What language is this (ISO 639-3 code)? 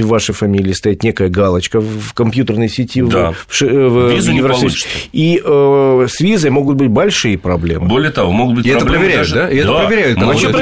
rus